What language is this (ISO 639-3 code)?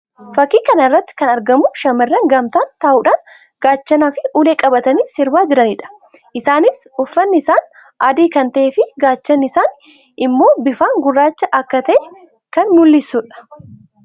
orm